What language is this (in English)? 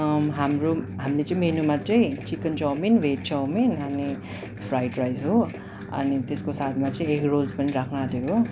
Nepali